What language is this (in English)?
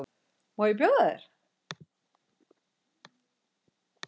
Icelandic